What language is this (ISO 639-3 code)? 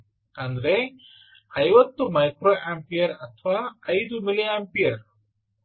kan